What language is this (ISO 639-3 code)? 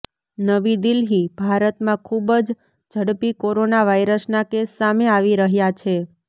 guj